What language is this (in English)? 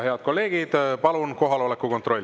Estonian